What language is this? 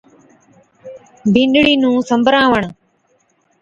Od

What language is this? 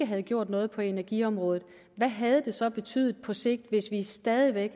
Danish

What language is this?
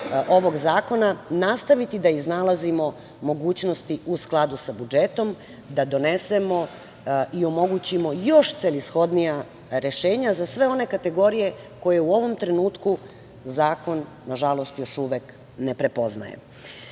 Serbian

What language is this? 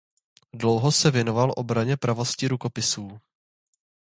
Czech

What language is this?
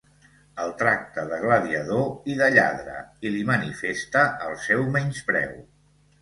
Catalan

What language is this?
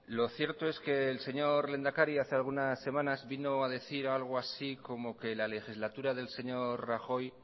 Spanish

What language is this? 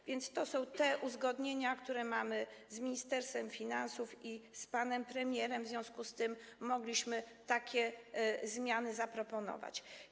Polish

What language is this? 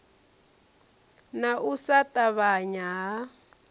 Venda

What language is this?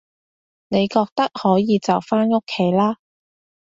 Cantonese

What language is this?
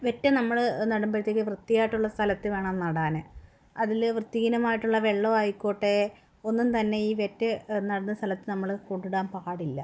Malayalam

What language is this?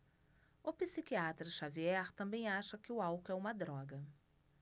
Portuguese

